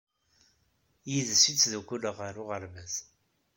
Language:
Kabyle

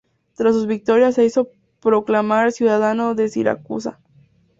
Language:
Spanish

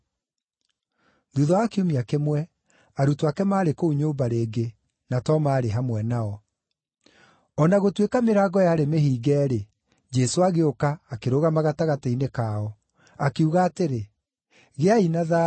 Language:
Kikuyu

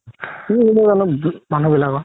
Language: Assamese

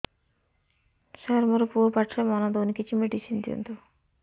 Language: Odia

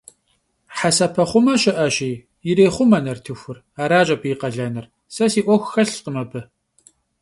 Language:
Kabardian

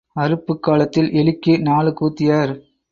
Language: Tamil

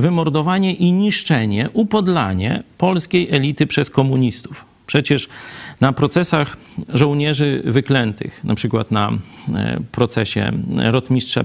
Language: Polish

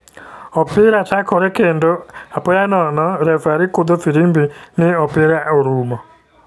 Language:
Luo (Kenya and Tanzania)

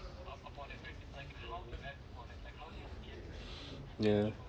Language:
English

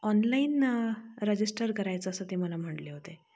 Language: Marathi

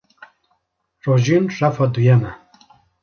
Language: Kurdish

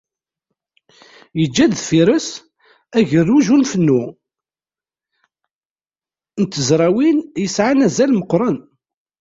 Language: Kabyle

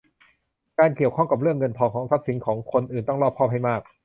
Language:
Thai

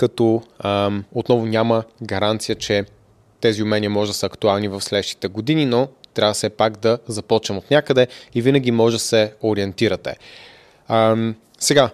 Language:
Bulgarian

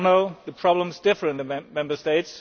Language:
English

